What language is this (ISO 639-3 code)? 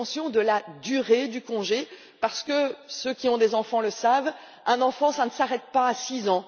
fra